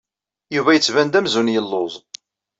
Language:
Kabyle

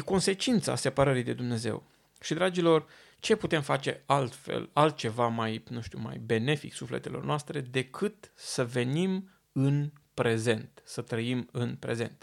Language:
Romanian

